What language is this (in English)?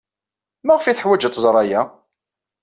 Kabyle